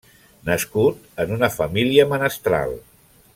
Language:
Catalan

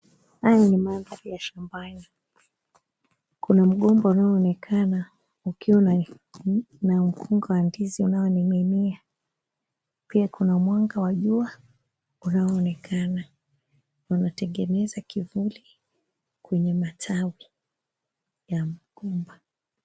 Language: Swahili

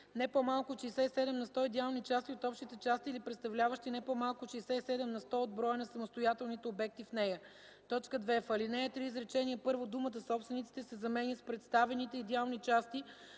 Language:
Bulgarian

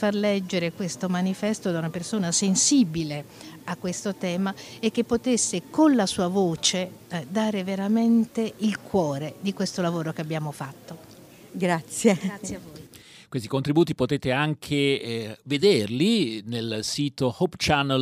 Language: Italian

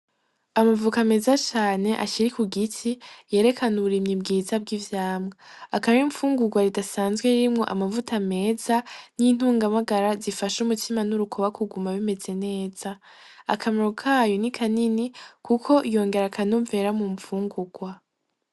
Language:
Rundi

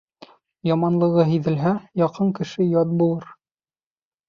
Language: Bashkir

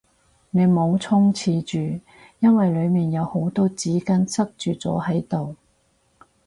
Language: Cantonese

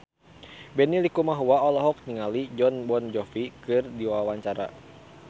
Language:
Sundanese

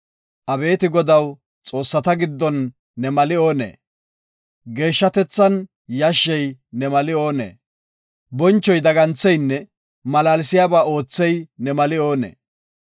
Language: Gofa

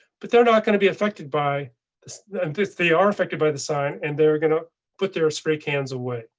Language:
English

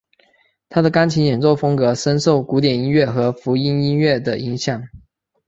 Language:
Chinese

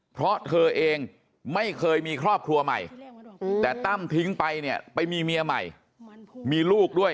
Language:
Thai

